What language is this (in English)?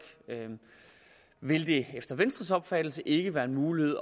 Danish